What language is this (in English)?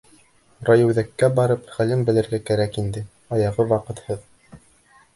Bashkir